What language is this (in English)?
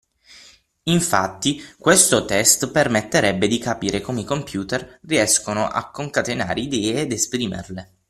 Italian